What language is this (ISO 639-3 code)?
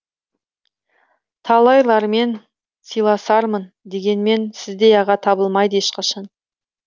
kaz